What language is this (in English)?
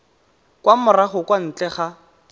Tswana